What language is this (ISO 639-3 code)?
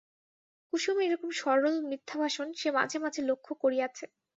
ben